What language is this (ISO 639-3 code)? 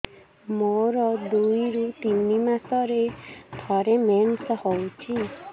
ori